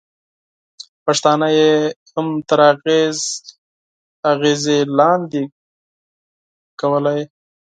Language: Pashto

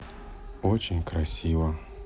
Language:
Russian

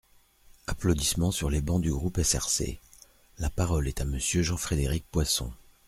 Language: French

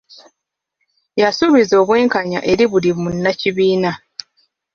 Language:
Ganda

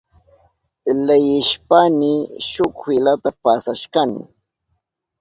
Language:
Southern Pastaza Quechua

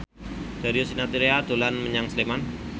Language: Javanese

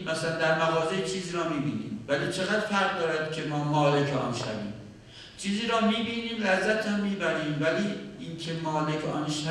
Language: Persian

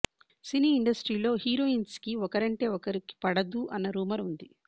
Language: Telugu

